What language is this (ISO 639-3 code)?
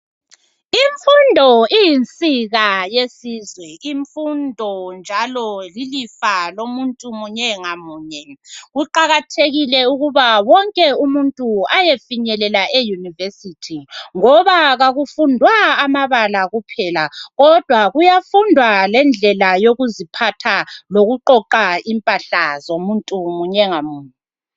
nde